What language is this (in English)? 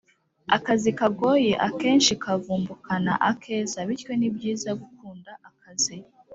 Kinyarwanda